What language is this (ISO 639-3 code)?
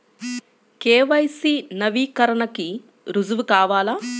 tel